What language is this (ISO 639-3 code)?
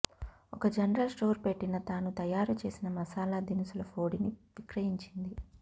tel